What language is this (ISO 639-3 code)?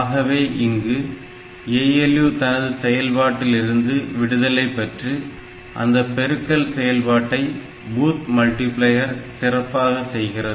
tam